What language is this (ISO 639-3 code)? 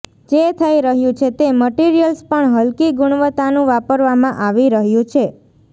guj